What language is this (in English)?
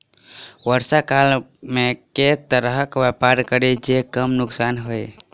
Maithili